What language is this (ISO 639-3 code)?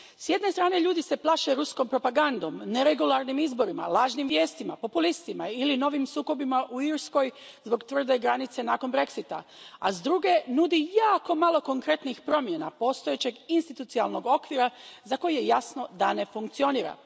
hrv